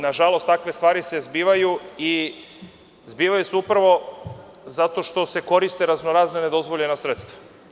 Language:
Serbian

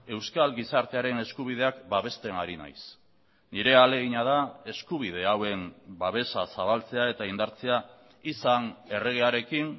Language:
Basque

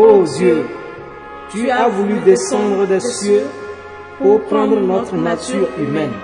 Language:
French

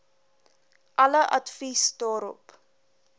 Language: Afrikaans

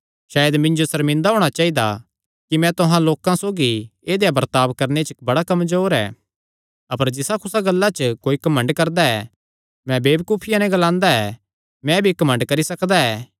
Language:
Kangri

